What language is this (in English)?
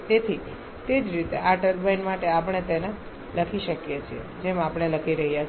Gujarati